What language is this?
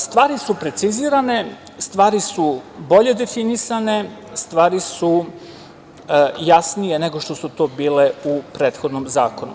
Serbian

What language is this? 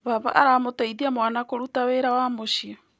Kikuyu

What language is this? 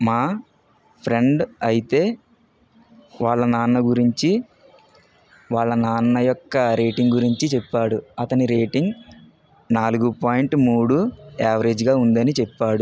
Telugu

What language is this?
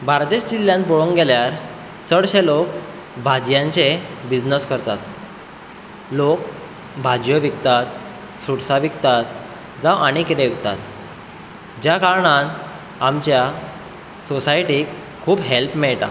Konkani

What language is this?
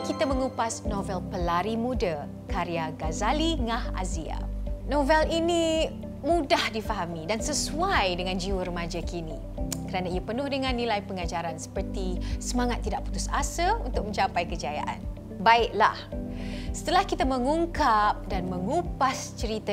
Malay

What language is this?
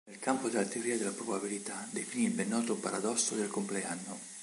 Italian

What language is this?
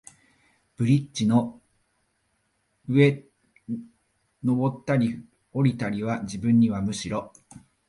Japanese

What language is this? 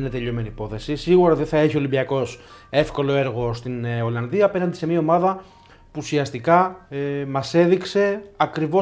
Greek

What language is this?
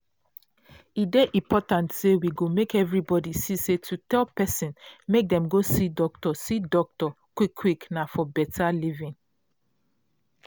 Nigerian Pidgin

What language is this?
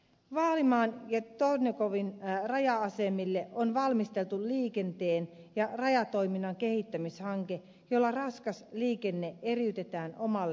Finnish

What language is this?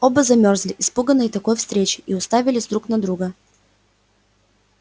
Russian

